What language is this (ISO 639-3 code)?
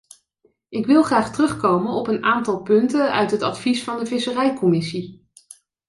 nld